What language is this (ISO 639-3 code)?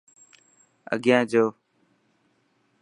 mki